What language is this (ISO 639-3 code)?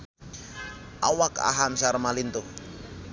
sun